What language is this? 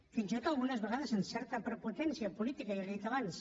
Catalan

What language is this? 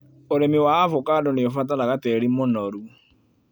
Kikuyu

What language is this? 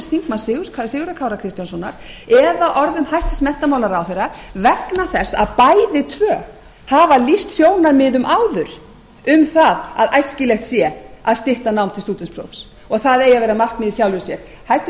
Icelandic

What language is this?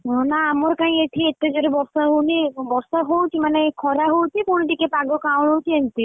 Odia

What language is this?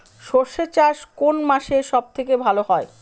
Bangla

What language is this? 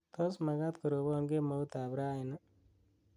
Kalenjin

